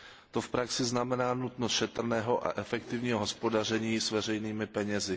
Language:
Czech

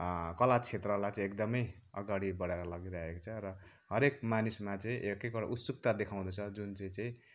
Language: Nepali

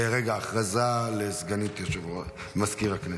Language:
Hebrew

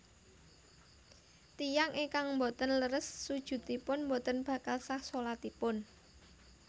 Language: Javanese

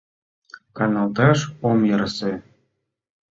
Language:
Mari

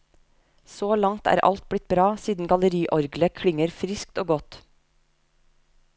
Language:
Norwegian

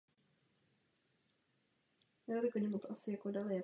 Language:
Czech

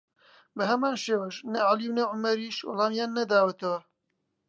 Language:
Central Kurdish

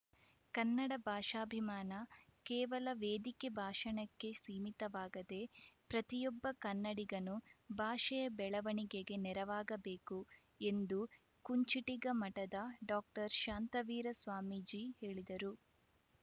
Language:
Kannada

